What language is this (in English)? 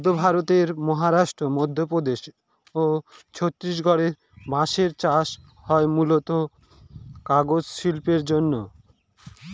Bangla